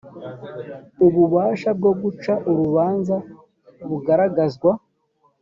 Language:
Kinyarwanda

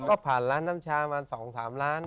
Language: Thai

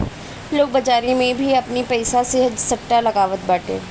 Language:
Bhojpuri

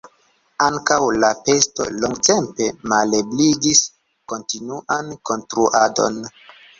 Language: Esperanto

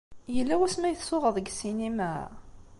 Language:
Kabyle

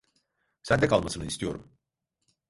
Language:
Turkish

